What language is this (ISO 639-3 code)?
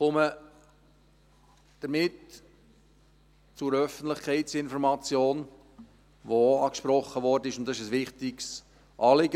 gsw